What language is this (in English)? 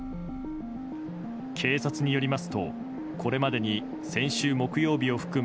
Japanese